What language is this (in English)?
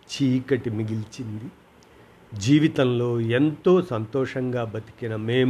Telugu